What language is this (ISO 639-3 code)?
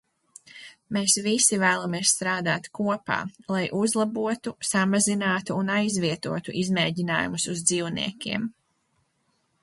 lav